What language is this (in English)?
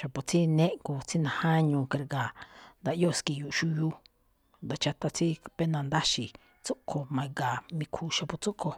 Malinaltepec Me'phaa